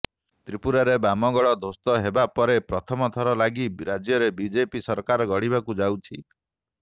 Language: Odia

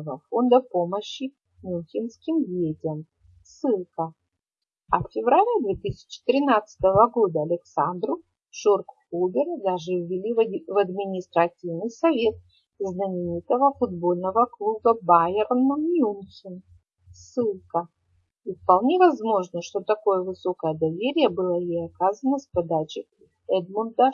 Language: Russian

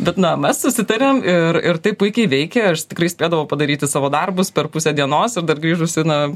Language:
Lithuanian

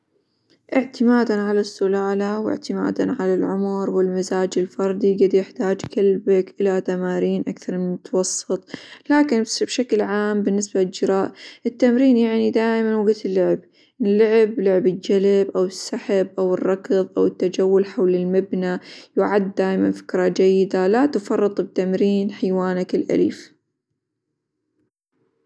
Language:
Hijazi Arabic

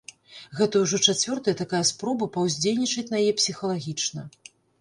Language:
Belarusian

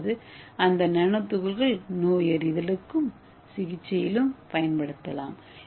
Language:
Tamil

